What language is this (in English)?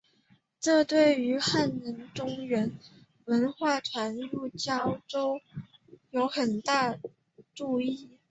Chinese